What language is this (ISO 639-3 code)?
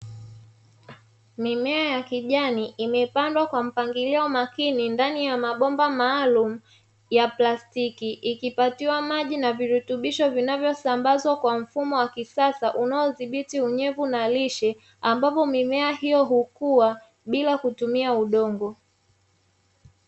swa